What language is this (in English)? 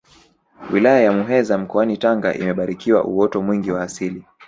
Swahili